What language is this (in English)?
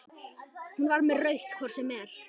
Icelandic